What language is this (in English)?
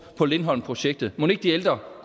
Danish